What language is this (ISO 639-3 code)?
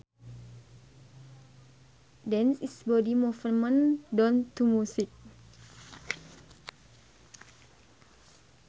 sun